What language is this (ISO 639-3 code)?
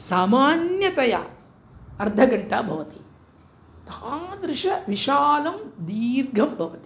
san